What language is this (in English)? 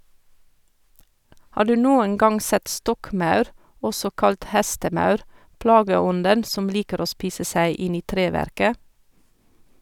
Norwegian